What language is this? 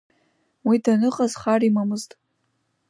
Abkhazian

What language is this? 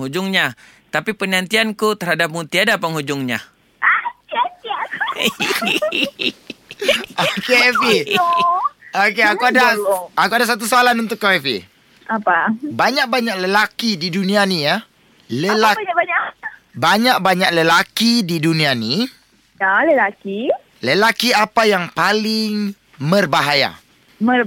Malay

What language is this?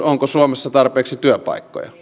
Finnish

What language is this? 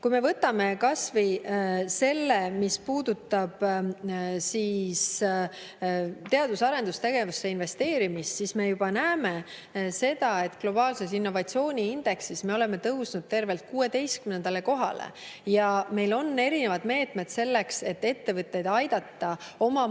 Estonian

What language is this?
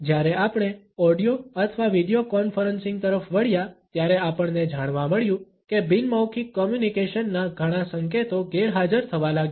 Gujarati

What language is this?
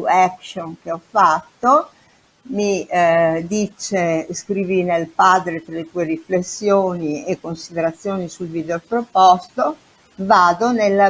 Italian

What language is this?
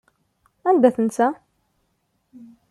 Kabyle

